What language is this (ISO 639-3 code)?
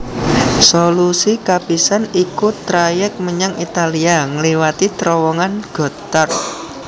jav